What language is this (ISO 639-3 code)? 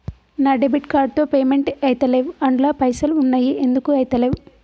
tel